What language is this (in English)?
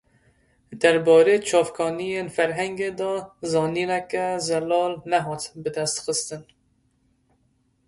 Kurdish